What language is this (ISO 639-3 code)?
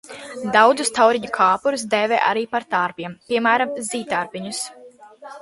lav